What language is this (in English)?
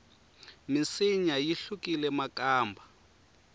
Tsonga